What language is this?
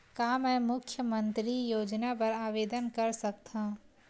Chhattisgarhi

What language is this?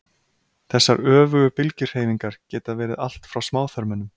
Icelandic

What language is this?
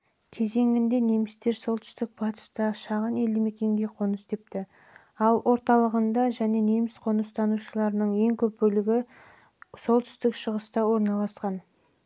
Kazakh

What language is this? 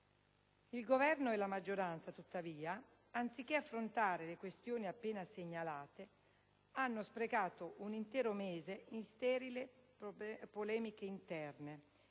Italian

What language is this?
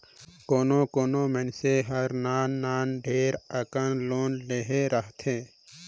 Chhattisgarhi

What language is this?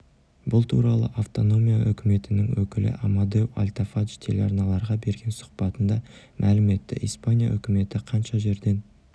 Kazakh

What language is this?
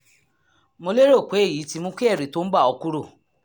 Yoruba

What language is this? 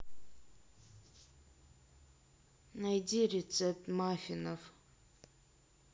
Russian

